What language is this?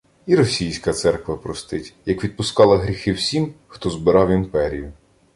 Ukrainian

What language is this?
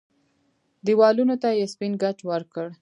Pashto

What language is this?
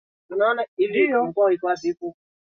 Swahili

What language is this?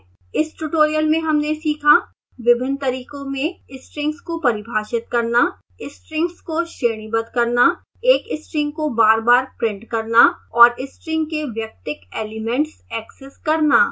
Hindi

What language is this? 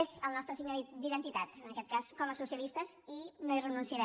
Catalan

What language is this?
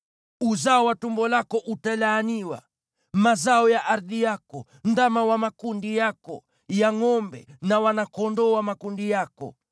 Swahili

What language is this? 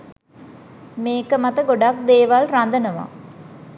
Sinhala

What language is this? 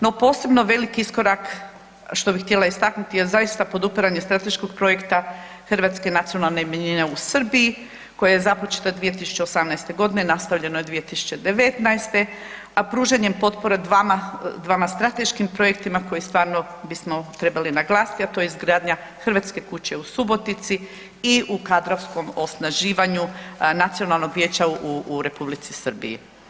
Croatian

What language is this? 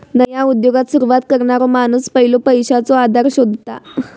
Marathi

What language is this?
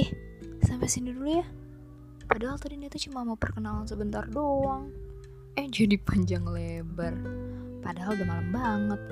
Indonesian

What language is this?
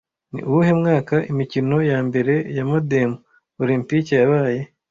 Kinyarwanda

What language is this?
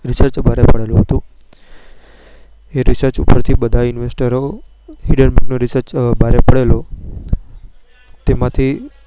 Gujarati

